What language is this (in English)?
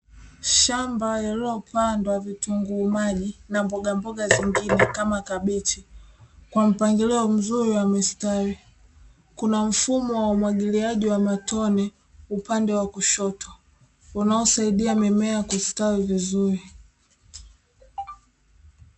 Swahili